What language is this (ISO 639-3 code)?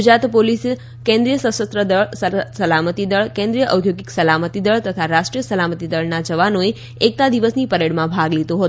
guj